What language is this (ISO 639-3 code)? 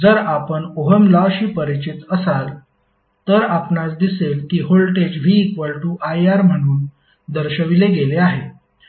mar